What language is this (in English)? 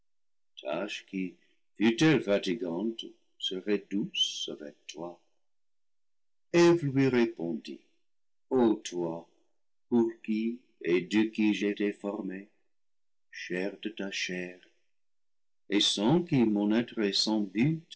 French